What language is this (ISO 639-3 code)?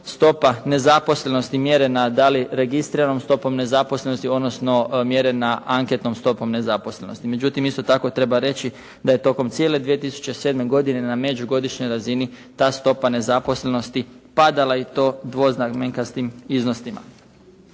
hrv